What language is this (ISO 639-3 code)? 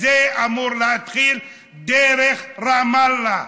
heb